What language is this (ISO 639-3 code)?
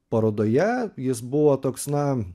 lit